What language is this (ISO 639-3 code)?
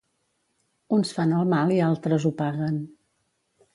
cat